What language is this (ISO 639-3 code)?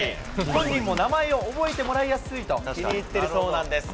jpn